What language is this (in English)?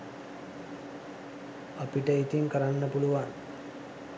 Sinhala